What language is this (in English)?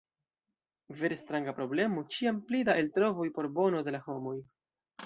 Esperanto